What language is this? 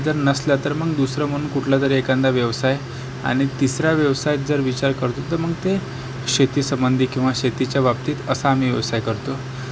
Marathi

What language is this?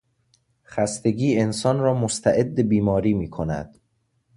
Persian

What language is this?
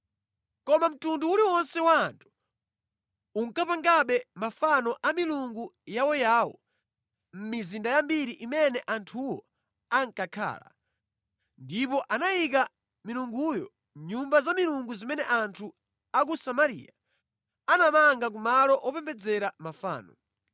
Nyanja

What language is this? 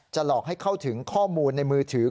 Thai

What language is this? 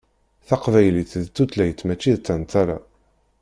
Kabyle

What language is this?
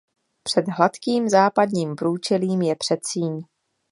Czech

